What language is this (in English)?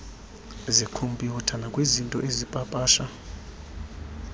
Xhosa